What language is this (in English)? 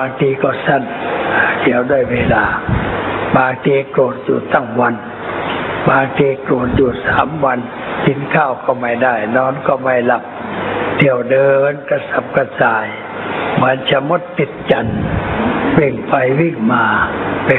Thai